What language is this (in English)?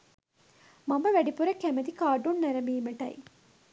Sinhala